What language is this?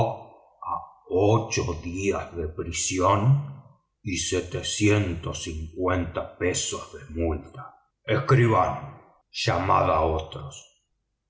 Spanish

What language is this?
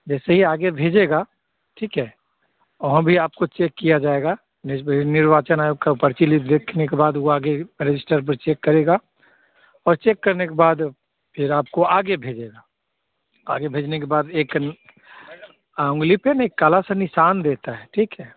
Hindi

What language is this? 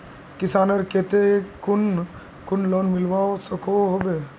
Magahi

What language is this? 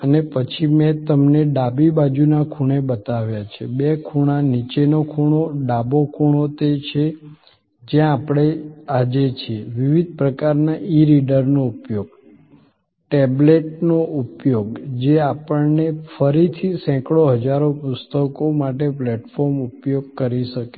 Gujarati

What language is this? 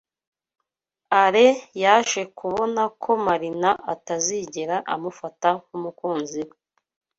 Kinyarwanda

